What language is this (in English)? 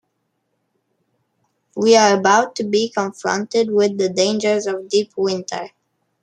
English